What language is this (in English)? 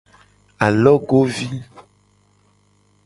Gen